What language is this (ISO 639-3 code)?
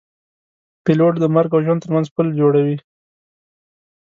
pus